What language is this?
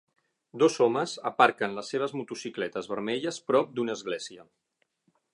Catalan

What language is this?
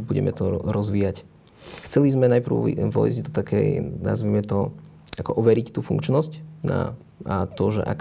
Slovak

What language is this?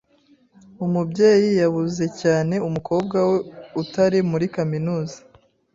Kinyarwanda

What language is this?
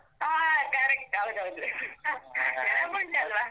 Kannada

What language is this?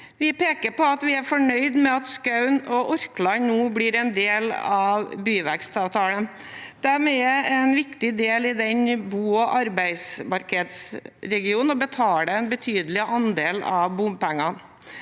Norwegian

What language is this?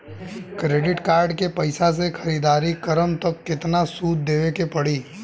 Bhojpuri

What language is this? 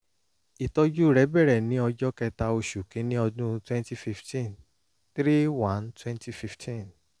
Yoruba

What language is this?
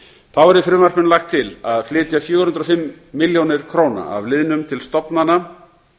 Icelandic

